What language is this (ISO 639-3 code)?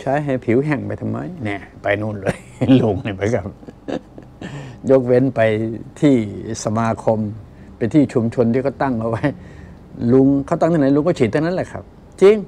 tha